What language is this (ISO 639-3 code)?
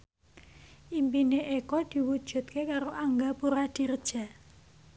jav